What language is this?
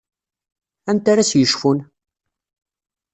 Kabyle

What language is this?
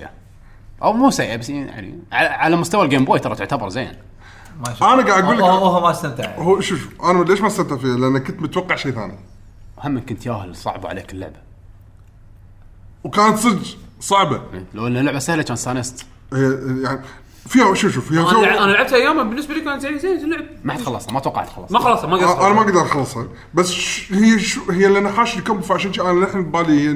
Arabic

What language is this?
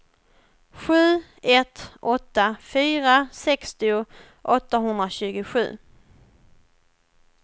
Swedish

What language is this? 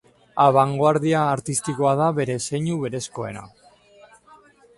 Basque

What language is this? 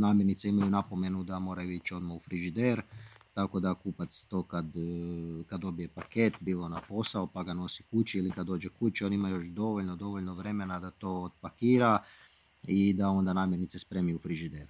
Croatian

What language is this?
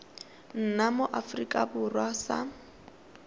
Tswana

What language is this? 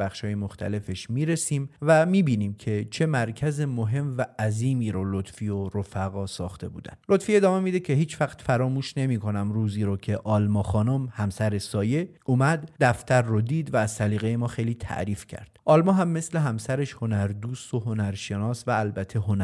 Persian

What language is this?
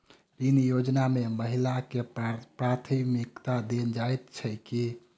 Maithili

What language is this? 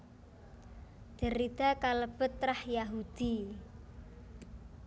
Javanese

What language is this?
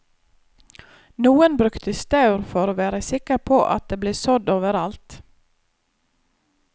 Norwegian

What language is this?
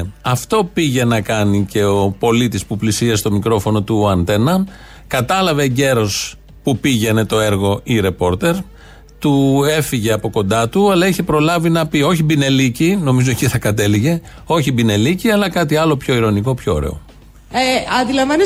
Greek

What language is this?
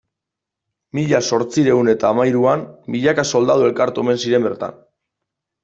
Basque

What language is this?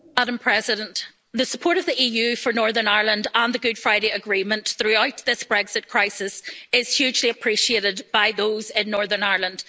English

